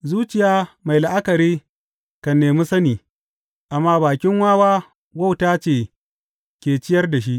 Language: Hausa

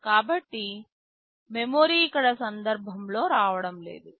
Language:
Telugu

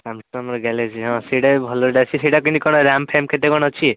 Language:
Odia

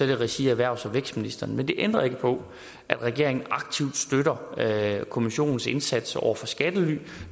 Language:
Danish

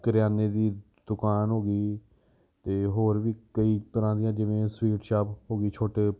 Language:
Punjabi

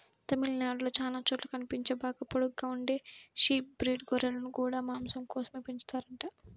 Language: Telugu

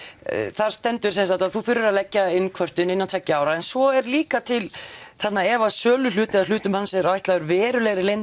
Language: Icelandic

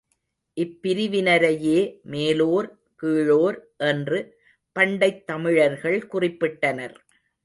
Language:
Tamil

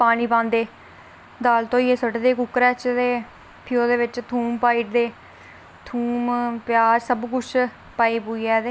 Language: Dogri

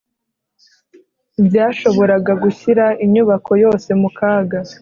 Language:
Kinyarwanda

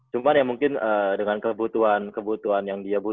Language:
Indonesian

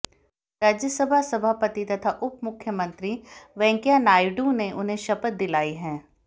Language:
Hindi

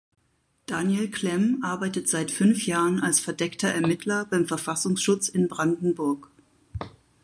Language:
German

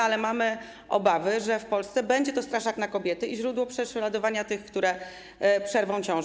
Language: Polish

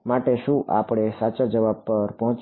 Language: Gujarati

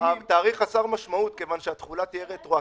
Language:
Hebrew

